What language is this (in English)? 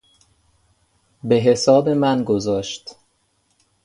Persian